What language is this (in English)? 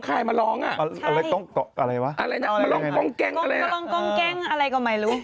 Thai